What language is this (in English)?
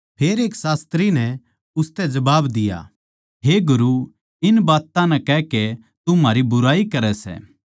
Haryanvi